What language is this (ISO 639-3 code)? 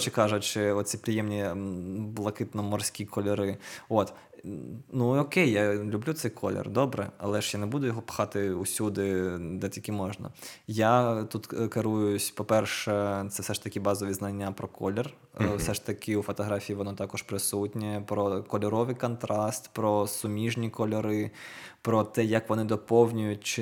ukr